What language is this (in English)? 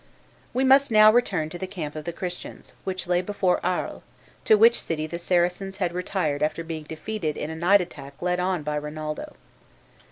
English